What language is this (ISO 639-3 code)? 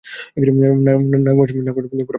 ben